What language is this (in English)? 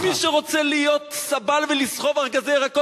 Hebrew